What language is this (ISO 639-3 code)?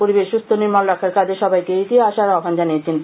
ben